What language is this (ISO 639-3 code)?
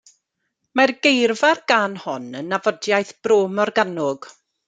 cym